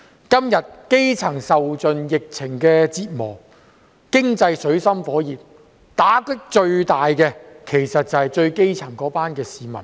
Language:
Cantonese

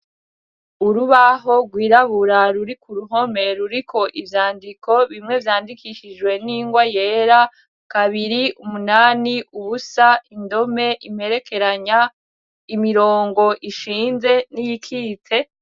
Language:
Rundi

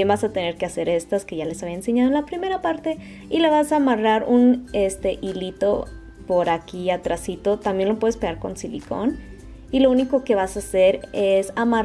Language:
Spanish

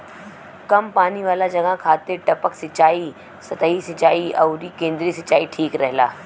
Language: Bhojpuri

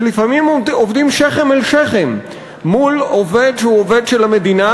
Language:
Hebrew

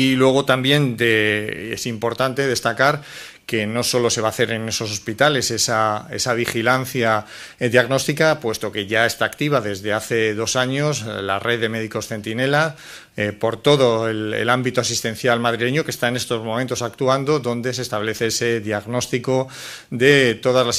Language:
Spanish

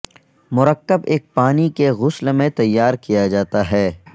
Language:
Urdu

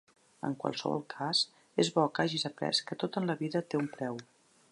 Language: Catalan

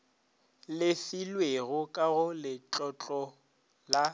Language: Northern Sotho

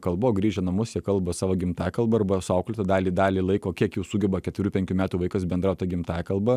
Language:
Lithuanian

